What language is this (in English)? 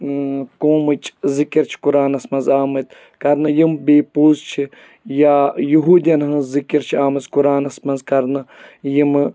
Kashmiri